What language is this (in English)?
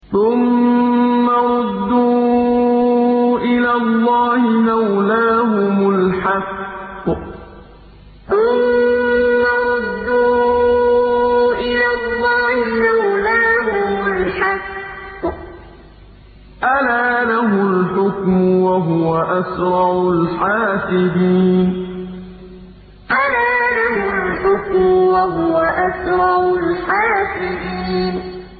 Arabic